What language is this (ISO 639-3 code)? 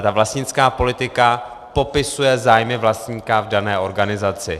ces